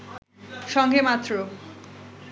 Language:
Bangla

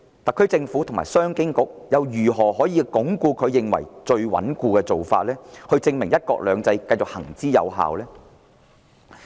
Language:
Cantonese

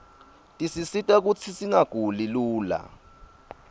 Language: Swati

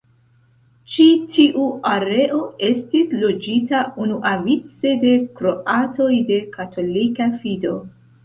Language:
Esperanto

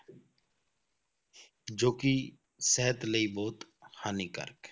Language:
Punjabi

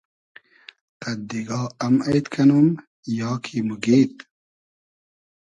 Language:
Hazaragi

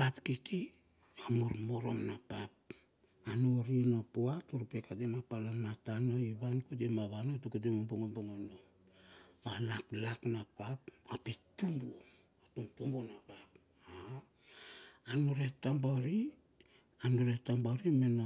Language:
Bilur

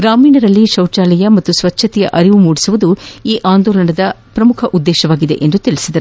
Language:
Kannada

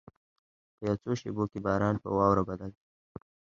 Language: Pashto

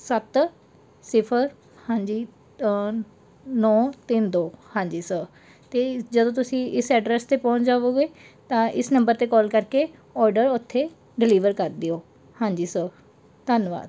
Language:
Punjabi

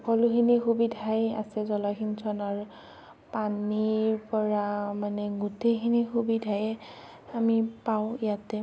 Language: Assamese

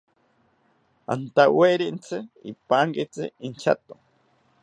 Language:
South Ucayali Ashéninka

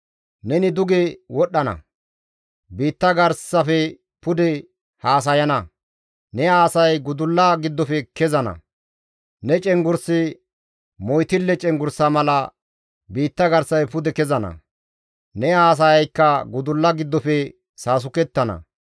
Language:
Gamo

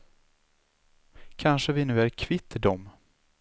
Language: Swedish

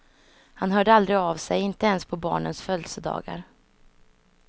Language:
Swedish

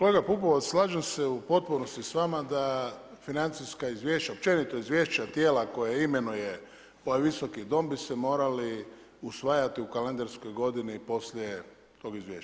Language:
Croatian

